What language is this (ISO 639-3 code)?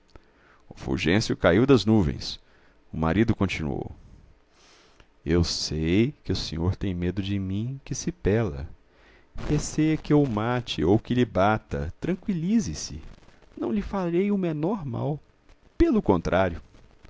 por